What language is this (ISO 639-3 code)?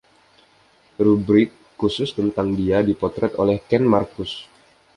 ind